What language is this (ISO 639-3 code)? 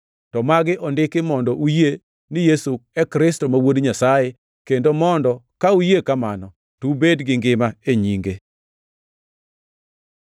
luo